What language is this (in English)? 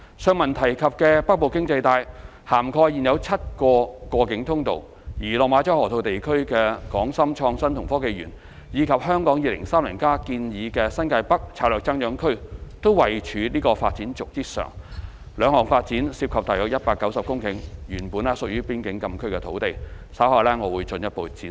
Cantonese